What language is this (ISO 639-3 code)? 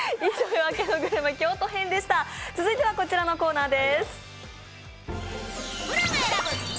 jpn